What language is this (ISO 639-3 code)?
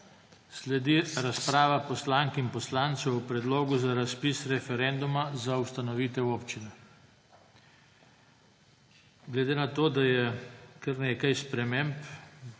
slv